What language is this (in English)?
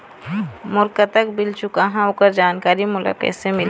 Chhattisgarhi